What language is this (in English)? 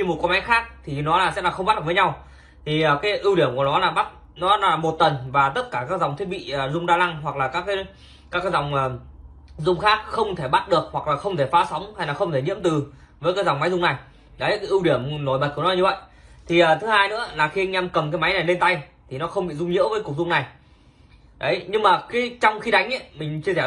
Vietnamese